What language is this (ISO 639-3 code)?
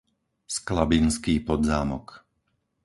slk